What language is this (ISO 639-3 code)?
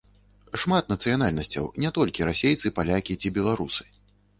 bel